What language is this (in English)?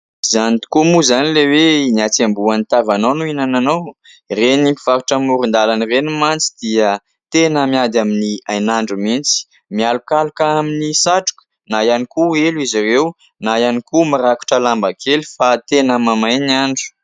Malagasy